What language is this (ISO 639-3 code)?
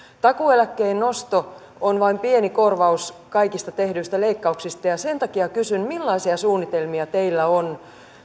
fin